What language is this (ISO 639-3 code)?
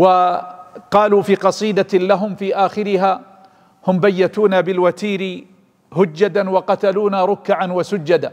ara